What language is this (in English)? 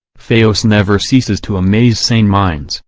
English